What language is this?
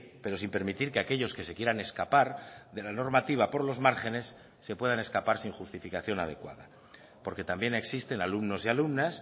Spanish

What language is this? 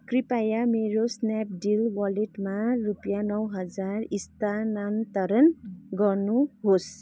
Nepali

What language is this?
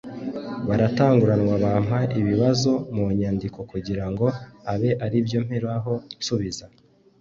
Kinyarwanda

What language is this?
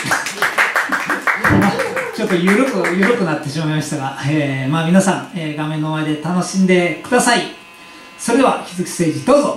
Japanese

